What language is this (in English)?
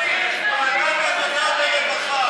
Hebrew